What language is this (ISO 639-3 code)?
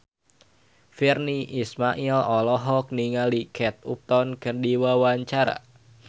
sun